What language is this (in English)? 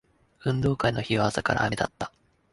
Japanese